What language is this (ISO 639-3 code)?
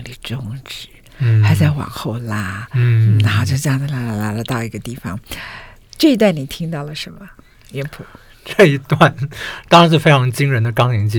zho